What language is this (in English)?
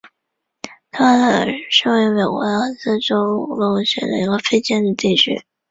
Chinese